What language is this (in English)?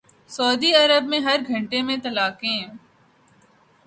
Urdu